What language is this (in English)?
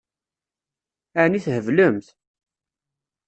Kabyle